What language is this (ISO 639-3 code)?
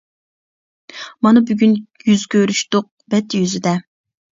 uig